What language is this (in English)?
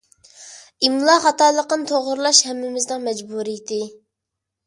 Uyghur